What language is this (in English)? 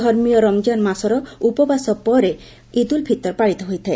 Odia